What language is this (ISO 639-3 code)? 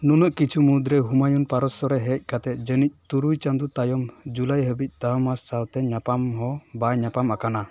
sat